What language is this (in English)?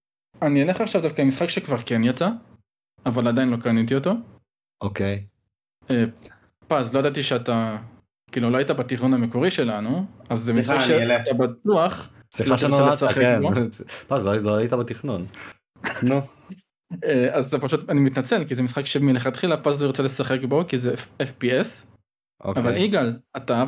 Hebrew